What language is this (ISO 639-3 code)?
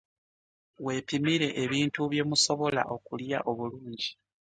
lug